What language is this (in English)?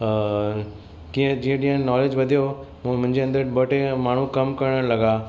Sindhi